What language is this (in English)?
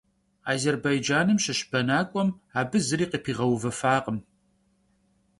Kabardian